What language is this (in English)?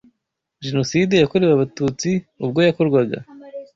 Kinyarwanda